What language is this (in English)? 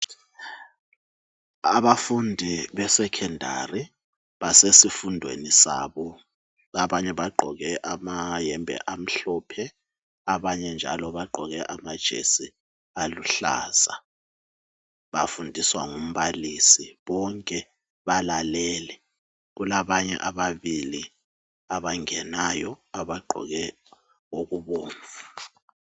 North Ndebele